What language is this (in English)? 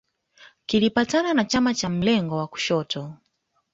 Swahili